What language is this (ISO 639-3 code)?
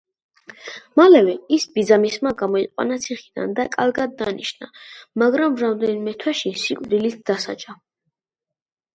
kat